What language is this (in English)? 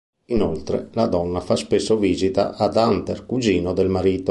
Italian